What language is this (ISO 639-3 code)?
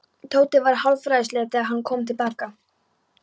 isl